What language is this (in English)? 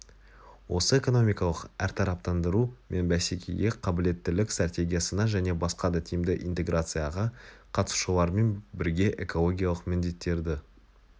Kazakh